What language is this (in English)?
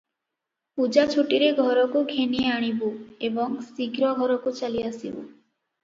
Odia